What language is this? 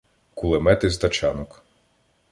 Ukrainian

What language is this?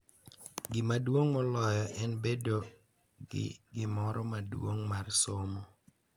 Luo (Kenya and Tanzania)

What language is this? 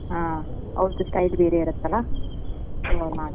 Kannada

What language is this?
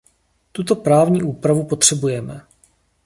Czech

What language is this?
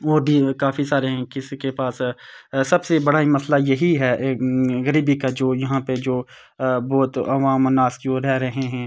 Urdu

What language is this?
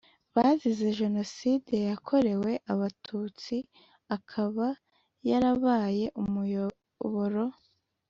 Kinyarwanda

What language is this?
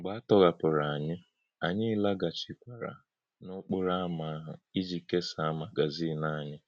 Igbo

